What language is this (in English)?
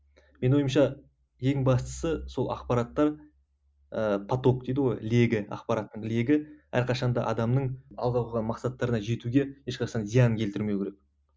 Kazakh